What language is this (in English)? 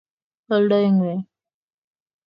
Kalenjin